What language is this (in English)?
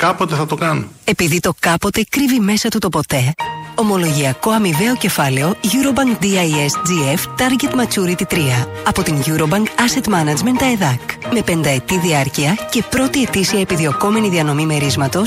Greek